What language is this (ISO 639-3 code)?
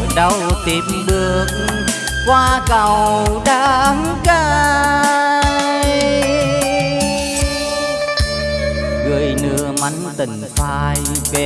vie